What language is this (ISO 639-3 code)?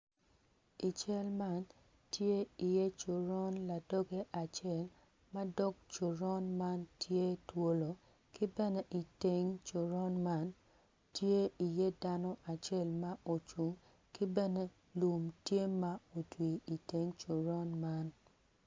ach